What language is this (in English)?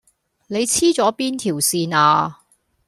Cantonese